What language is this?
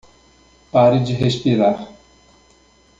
Portuguese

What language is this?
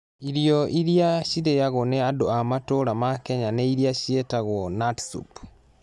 Kikuyu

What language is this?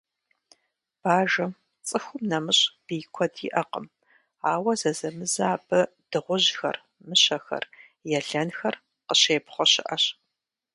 Kabardian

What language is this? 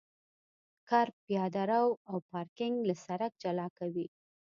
Pashto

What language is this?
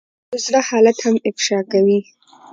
Pashto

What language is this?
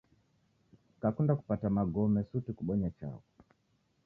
Taita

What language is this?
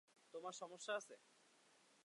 Bangla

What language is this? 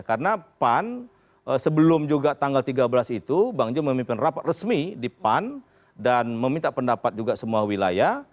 Indonesian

